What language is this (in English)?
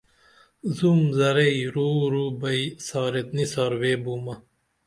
Dameli